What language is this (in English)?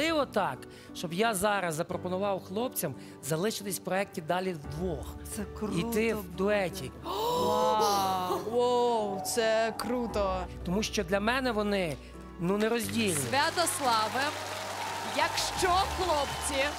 Ukrainian